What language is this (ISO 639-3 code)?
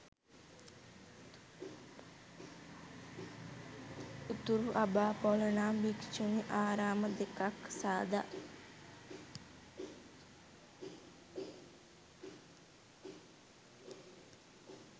sin